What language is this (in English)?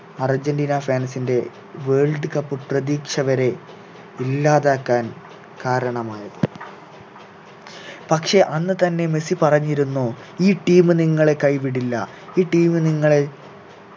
Malayalam